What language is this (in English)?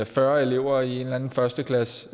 Danish